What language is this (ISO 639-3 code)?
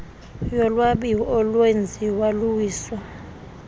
xho